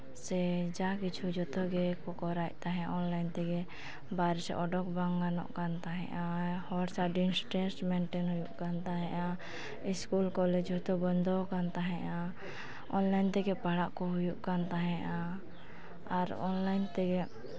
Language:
Santali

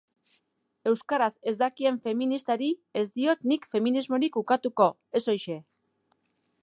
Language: Basque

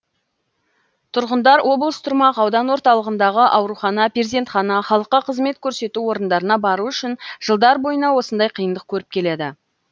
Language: Kazakh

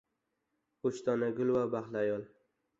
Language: Uzbek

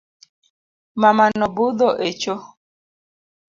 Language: Luo (Kenya and Tanzania)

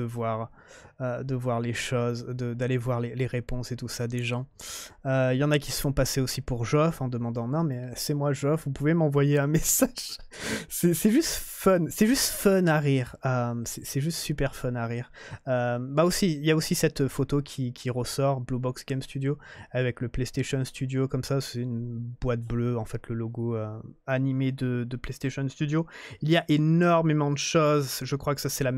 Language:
French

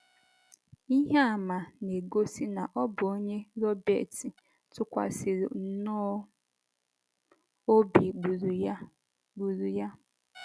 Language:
Igbo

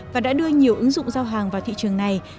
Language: Vietnamese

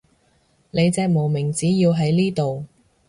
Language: Cantonese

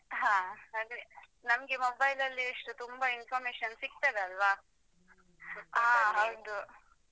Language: Kannada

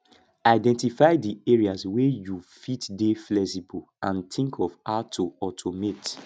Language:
Nigerian Pidgin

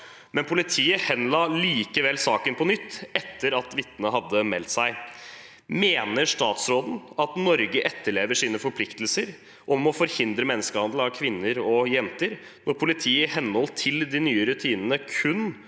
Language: Norwegian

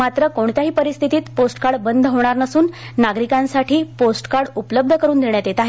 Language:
Marathi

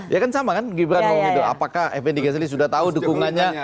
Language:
Indonesian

